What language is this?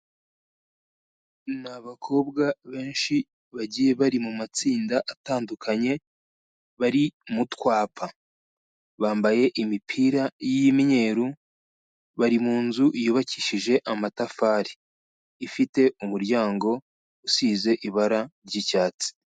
Kinyarwanda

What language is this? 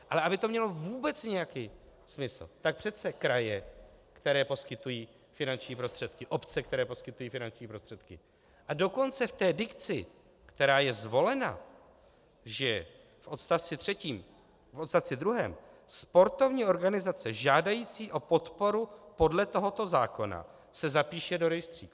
Czech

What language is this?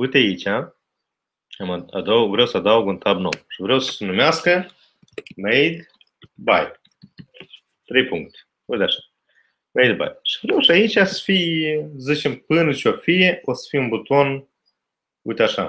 Romanian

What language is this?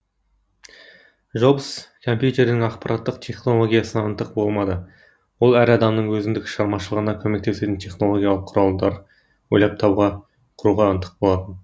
Kazakh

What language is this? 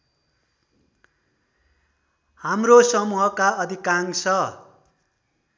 Nepali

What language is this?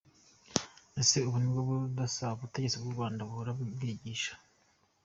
Kinyarwanda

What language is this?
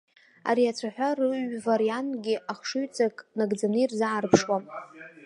Abkhazian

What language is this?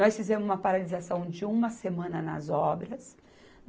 Portuguese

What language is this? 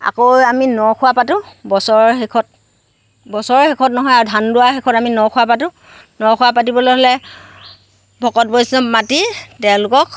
Assamese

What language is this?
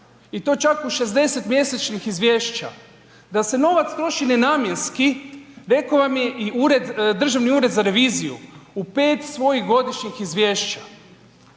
Croatian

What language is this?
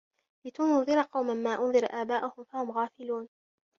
Arabic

